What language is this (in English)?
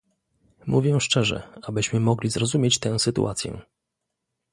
Polish